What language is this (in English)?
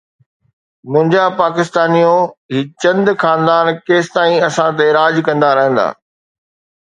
Sindhi